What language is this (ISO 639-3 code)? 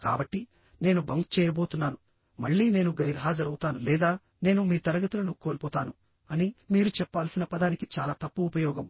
tel